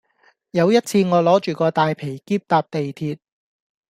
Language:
Cantonese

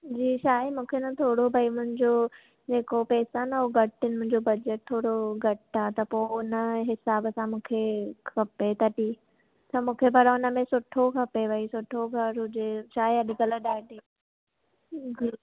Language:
Sindhi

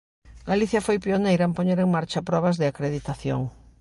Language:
Galician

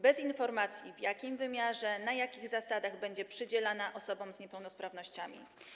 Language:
Polish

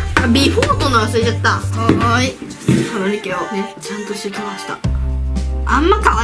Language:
Japanese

